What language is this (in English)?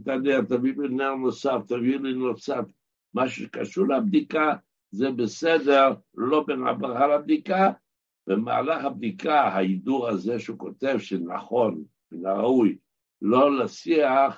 Hebrew